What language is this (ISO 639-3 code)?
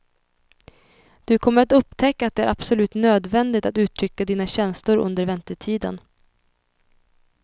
swe